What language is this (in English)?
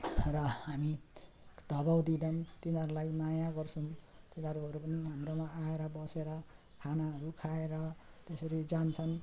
Nepali